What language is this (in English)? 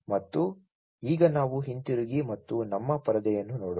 Kannada